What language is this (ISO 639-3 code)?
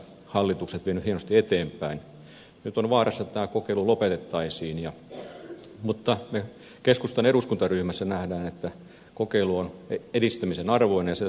fin